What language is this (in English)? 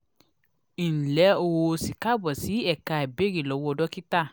Yoruba